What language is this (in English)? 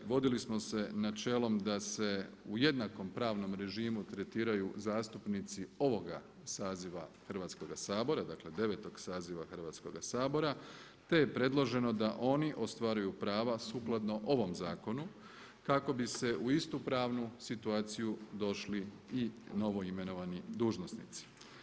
Croatian